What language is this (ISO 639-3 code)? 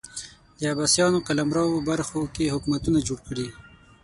pus